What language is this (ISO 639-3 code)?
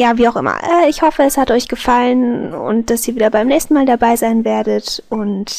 deu